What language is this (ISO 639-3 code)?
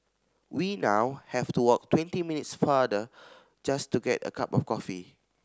eng